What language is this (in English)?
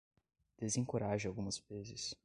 Portuguese